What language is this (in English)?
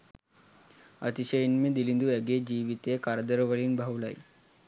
Sinhala